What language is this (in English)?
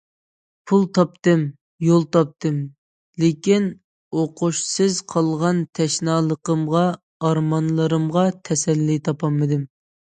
Uyghur